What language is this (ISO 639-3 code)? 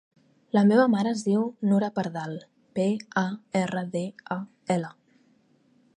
cat